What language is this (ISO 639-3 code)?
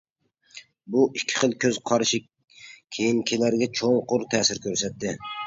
uig